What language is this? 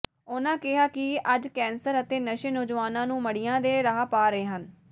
Punjabi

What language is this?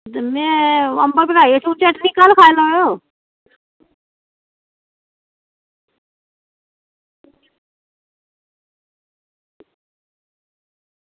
Dogri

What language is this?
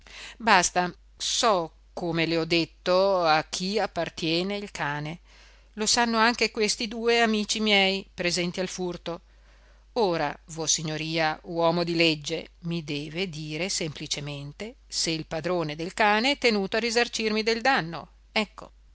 Italian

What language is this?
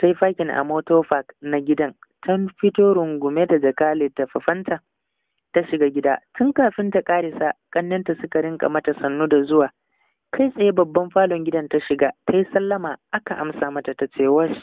Arabic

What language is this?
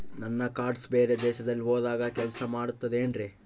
Kannada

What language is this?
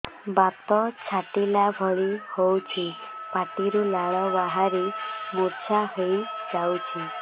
Odia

